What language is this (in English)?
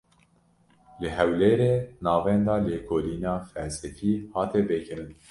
Kurdish